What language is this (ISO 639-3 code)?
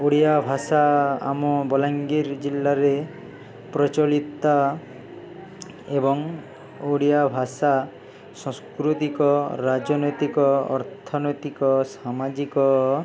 ori